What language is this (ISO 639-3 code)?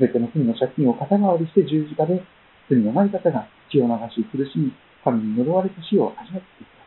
jpn